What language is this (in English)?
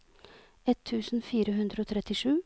Norwegian